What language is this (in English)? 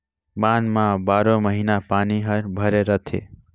Chhattisgarhi